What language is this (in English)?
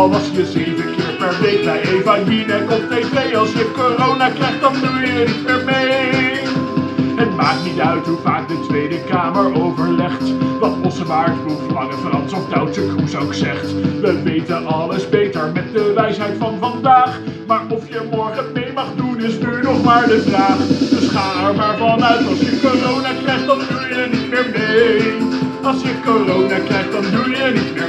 Dutch